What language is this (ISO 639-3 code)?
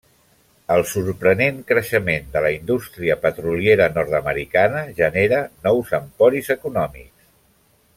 cat